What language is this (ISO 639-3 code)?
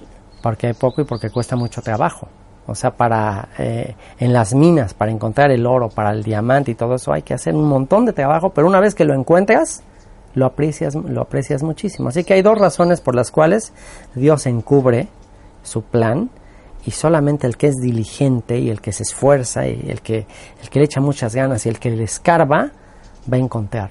spa